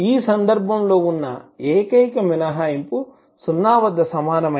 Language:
Telugu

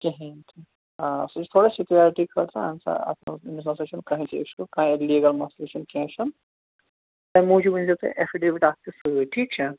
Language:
Kashmiri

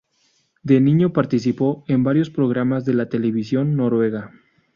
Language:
Spanish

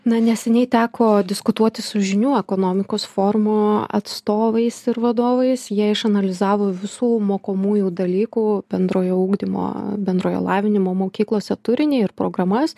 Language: Lithuanian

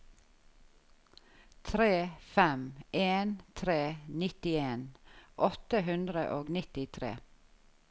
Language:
Norwegian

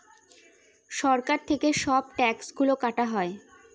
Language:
Bangla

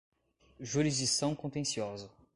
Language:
Portuguese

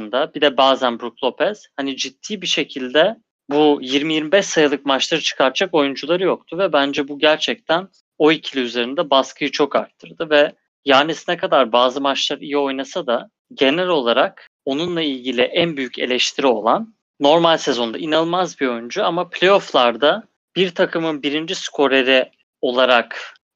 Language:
Turkish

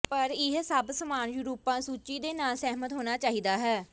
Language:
Punjabi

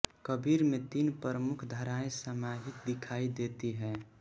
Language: Hindi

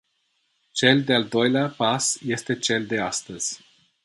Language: Romanian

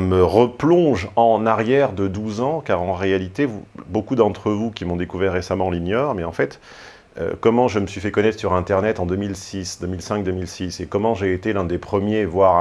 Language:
French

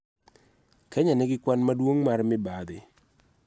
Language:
Luo (Kenya and Tanzania)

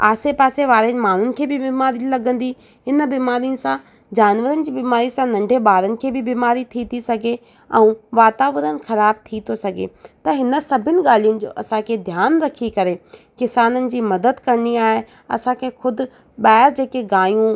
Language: Sindhi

